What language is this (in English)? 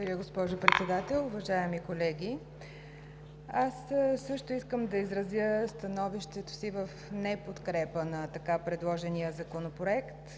Bulgarian